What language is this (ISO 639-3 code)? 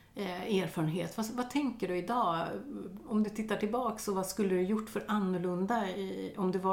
swe